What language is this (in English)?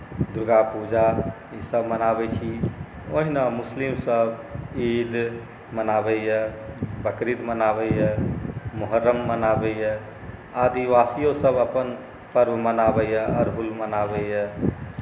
Maithili